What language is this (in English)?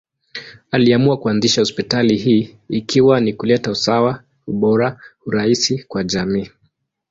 Swahili